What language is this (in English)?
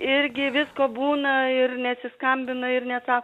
Lithuanian